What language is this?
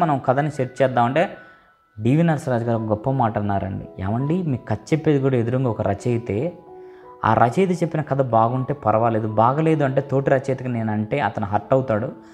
Telugu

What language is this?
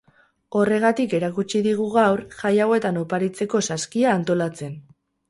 Basque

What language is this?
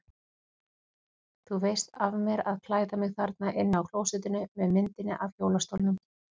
Icelandic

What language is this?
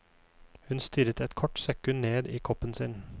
Norwegian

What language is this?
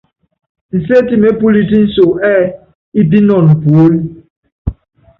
Yangben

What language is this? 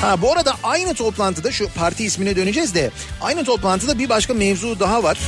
Turkish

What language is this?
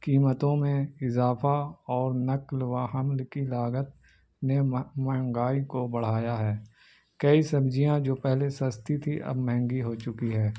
Urdu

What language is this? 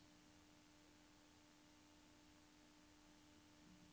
Norwegian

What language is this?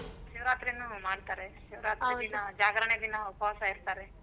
Kannada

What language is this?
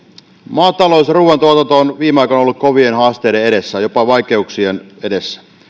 Finnish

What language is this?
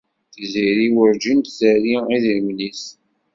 Kabyle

